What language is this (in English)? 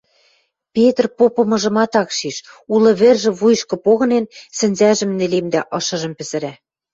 Western Mari